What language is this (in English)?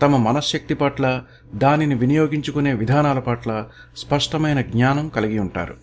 Telugu